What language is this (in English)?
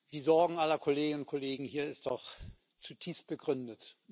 German